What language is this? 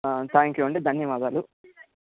Telugu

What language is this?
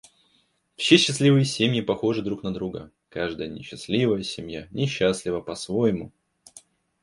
Russian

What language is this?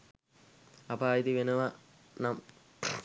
Sinhala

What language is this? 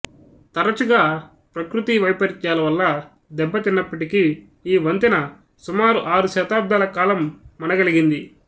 Telugu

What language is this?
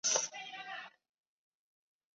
Chinese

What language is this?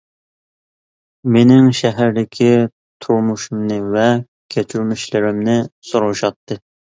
Uyghur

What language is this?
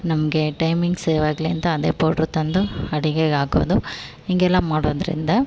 Kannada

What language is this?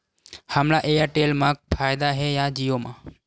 Chhattisgarhi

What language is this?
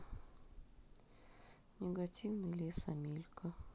Russian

